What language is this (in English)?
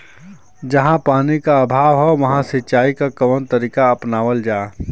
Bhojpuri